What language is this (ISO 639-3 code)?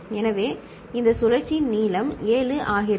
tam